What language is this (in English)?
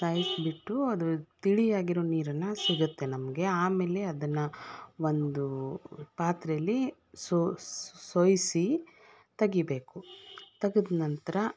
Kannada